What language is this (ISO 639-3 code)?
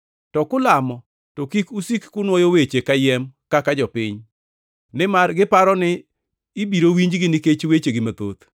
luo